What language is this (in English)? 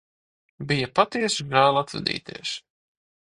Latvian